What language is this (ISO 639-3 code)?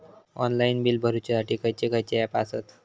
mar